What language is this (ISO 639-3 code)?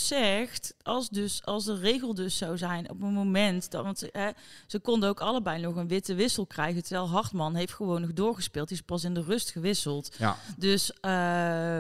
nld